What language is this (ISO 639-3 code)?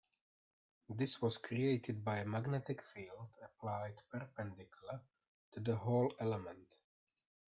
eng